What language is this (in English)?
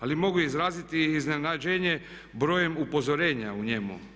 Croatian